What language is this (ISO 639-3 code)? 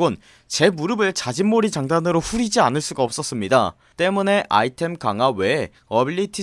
kor